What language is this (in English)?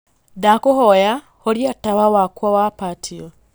Kikuyu